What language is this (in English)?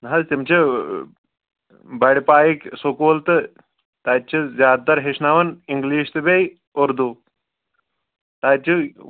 Kashmiri